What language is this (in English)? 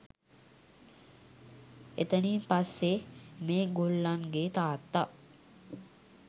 Sinhala